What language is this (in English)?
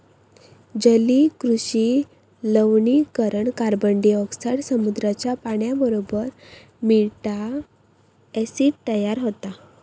Marathi